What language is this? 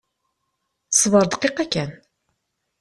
Kabyle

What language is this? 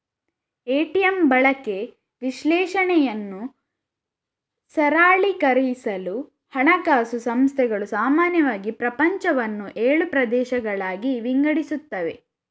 Kannada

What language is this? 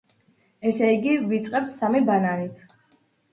Georgian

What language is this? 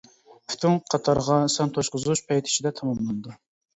Uyghur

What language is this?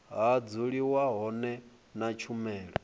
Venda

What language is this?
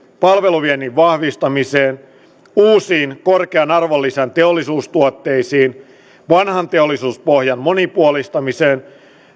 Finnish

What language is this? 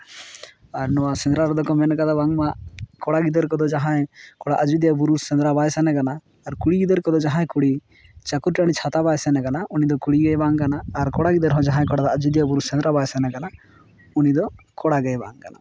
Santali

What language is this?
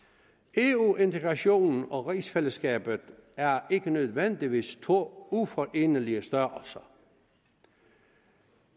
Danish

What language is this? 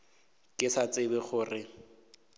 Northern Sotho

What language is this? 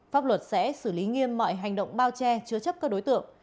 Vietnamese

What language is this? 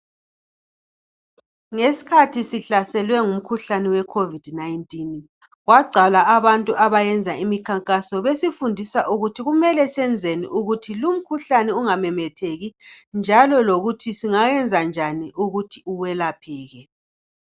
North Ndebele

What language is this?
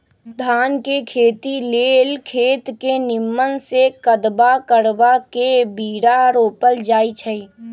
Magahi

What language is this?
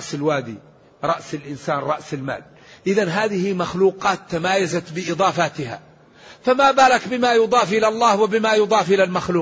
Arabic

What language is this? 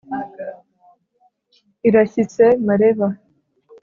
Kinyarwanda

